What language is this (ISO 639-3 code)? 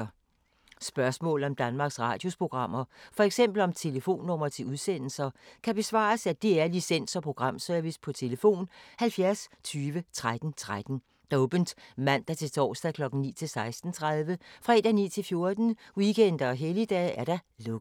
dan